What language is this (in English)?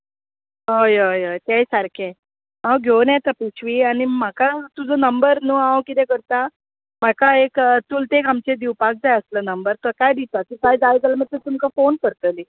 Konkani